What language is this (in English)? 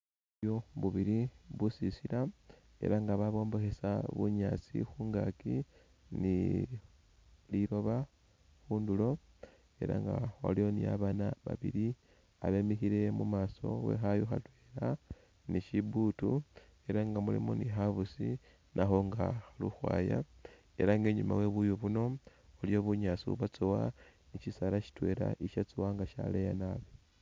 Masaaba